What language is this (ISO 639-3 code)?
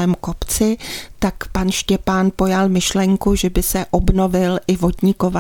ces